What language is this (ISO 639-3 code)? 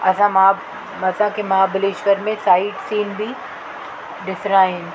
snd